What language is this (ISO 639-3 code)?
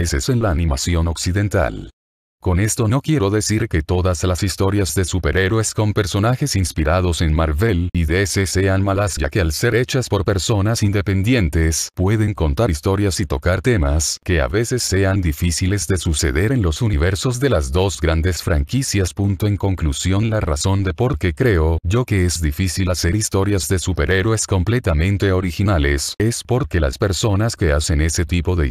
spa